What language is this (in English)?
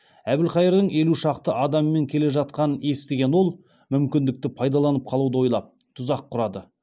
Kazakh